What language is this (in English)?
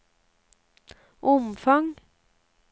Norwegian